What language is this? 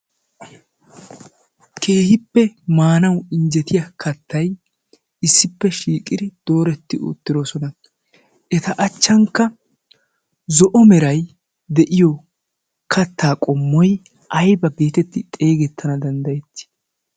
Wolaytta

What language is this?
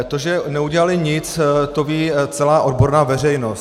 Czech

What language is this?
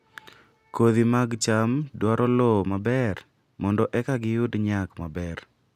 Luo (Kenya and Tanzania)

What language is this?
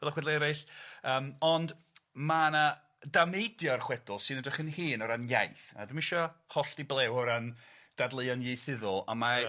Welsh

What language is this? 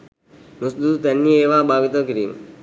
Sinhala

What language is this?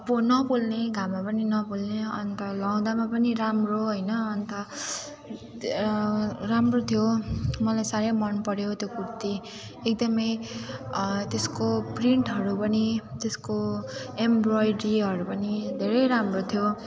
Nepali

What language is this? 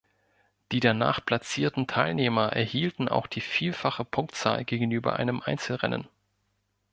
German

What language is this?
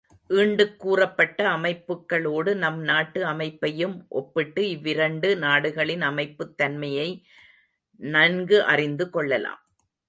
Tamil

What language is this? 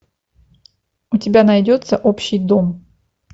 Russian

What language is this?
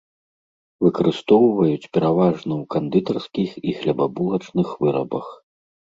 Belarusian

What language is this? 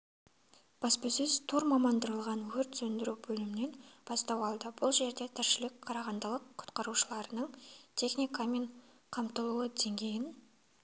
Kazakh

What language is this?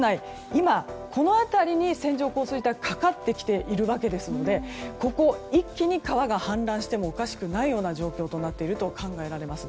Japanese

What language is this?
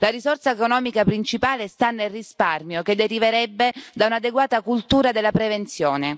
Italian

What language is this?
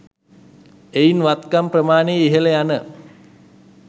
Sinhala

